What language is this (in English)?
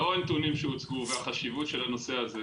Hebrew